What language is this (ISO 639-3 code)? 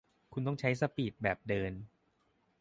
tha